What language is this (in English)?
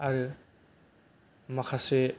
Bodo